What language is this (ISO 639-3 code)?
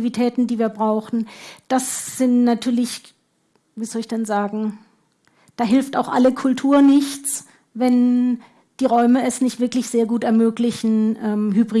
deu